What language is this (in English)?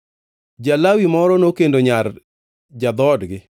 Luo (Kenya and Tanzania)